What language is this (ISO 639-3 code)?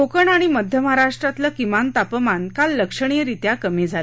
mar